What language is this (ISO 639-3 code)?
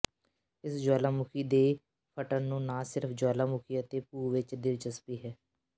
pan